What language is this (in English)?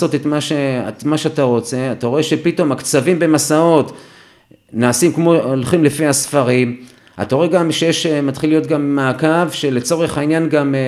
Hebrew